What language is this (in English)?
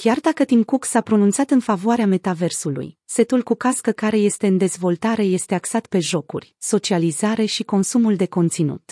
Romanian